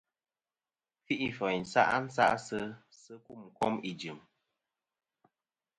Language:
Kom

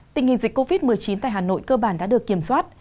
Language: Vietnamese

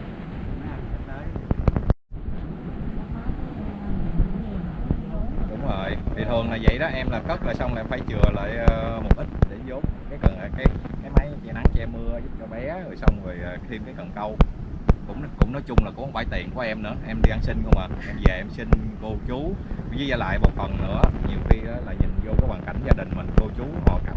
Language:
Vietnamese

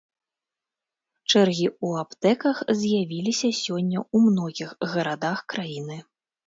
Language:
Belarusian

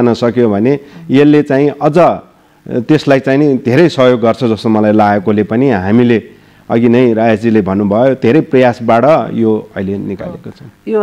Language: Indonesian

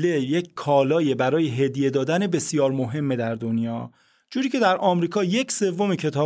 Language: Persian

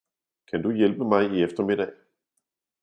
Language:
Danish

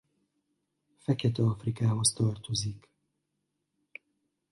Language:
Hungarian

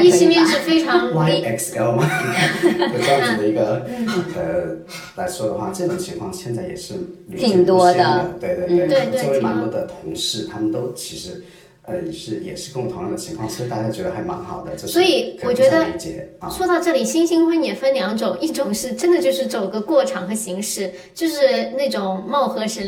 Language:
Chinese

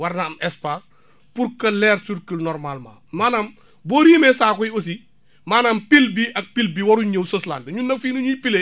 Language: Wolof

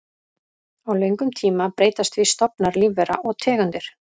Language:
Icelandic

